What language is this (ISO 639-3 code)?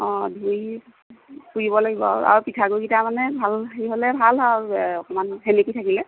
asm